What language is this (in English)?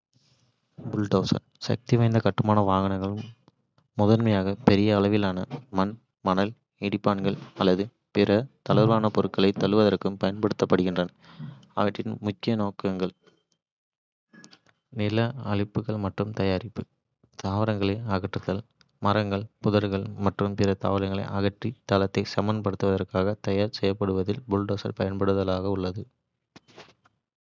Kota (India)